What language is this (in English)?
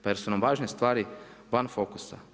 Croatian